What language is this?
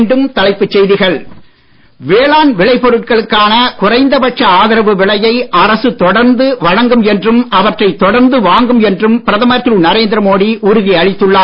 Tamil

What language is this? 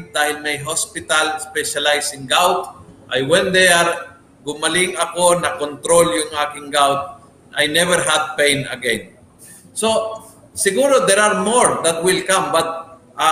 Filipino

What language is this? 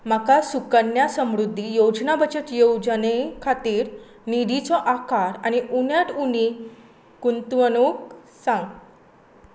Konkani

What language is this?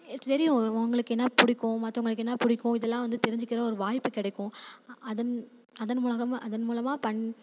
Tamil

